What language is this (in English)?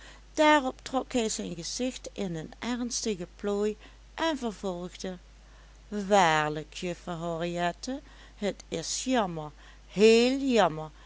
Dutch